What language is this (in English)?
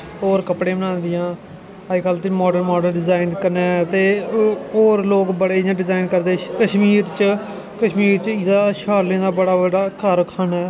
Dogri